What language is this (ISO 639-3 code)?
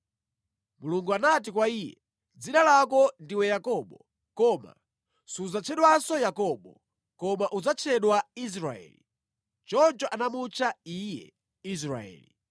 nya